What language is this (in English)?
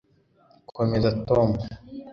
Kinyarwanda